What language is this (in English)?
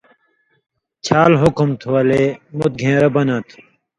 Indus Kohistani